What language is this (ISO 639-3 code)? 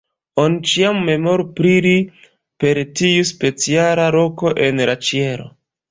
epo